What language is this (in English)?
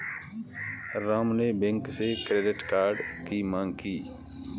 Hindi